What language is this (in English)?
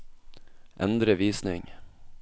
Norwegian